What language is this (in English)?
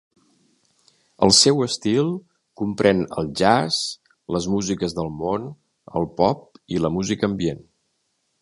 Catalan